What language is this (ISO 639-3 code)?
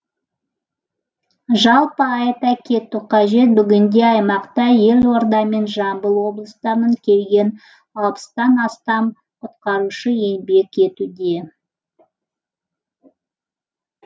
kaz